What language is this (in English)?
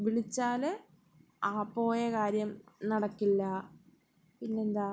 Malayalam